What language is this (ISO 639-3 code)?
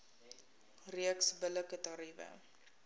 afr